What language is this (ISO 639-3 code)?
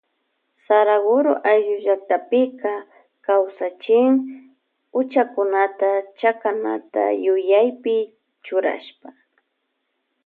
qvj